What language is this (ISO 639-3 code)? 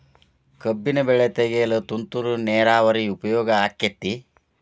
kan